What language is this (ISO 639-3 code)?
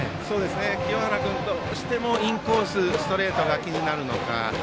jpn